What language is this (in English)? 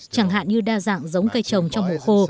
Vietnamese